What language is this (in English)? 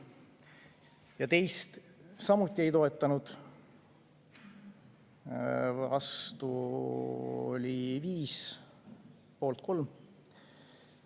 Estonian